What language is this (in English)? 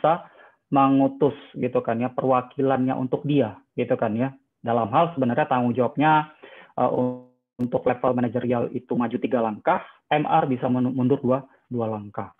Indonesian